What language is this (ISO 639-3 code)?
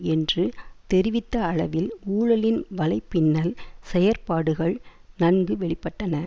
tam